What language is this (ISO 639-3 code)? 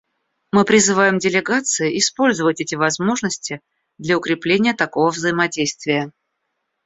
rus